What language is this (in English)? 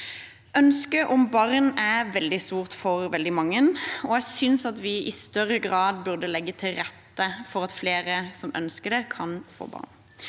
Norwegian